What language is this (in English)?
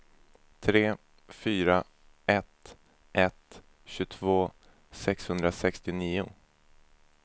Swedish